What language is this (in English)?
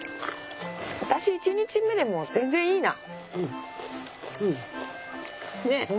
Japanese